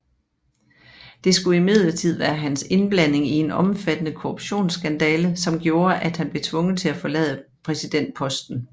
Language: Danish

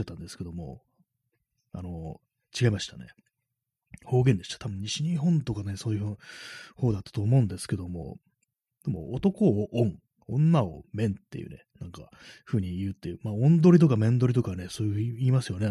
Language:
Japanese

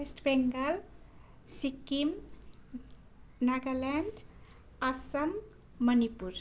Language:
Nepali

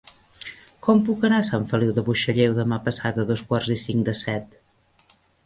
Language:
Catalan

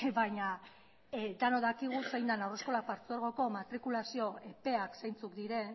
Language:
Basque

